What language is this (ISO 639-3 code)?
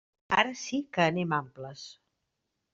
cat